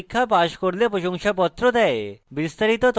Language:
Bangla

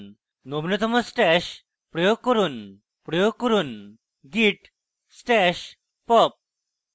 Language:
Bangla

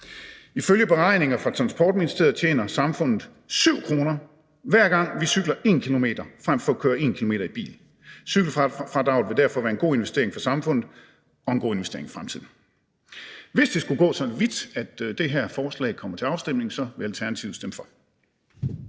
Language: Danish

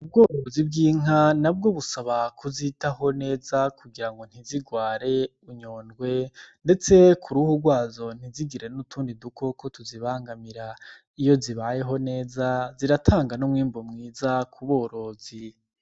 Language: Rundi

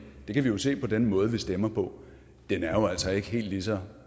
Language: Danish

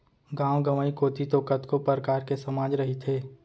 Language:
Chhattisgarhi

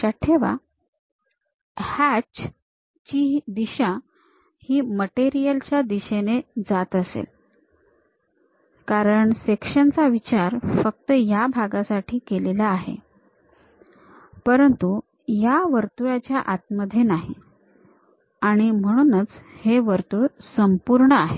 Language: Marathi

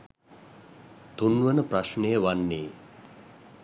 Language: Sinhala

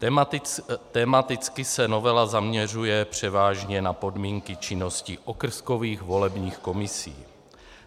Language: Czech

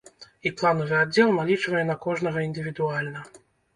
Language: Belarusian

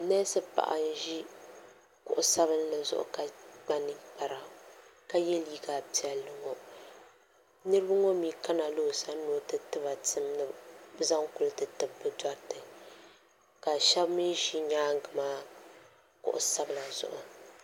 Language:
Dagbani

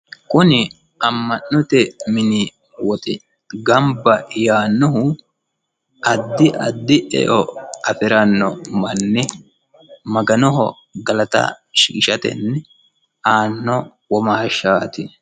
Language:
Sidamo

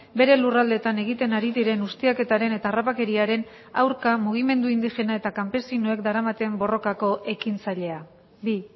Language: Basque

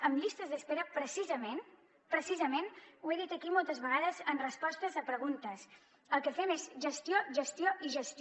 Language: Catalan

